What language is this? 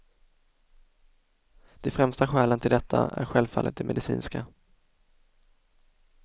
Swedish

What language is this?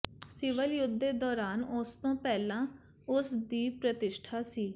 Punjabi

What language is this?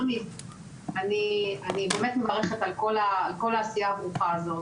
Hebrew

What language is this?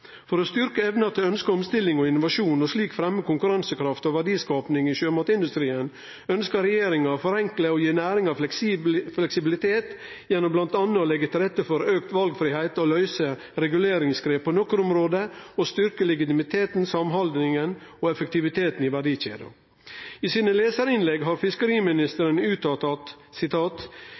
Norwegian Nynorsk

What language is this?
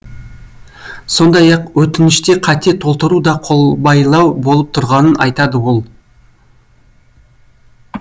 Kazakh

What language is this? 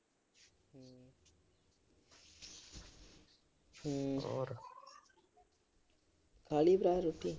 Punjabi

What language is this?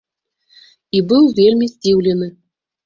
Belarusian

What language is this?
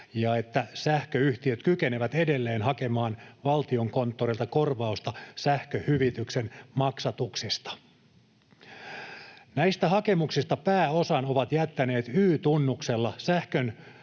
Finnish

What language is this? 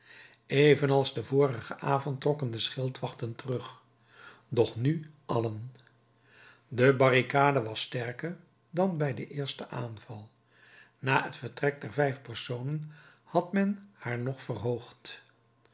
Dutch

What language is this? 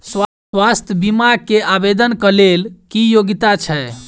Maithili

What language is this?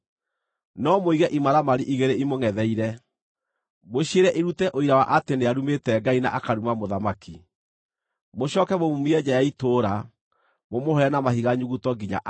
Kikuyu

